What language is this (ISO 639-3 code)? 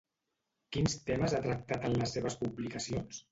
cat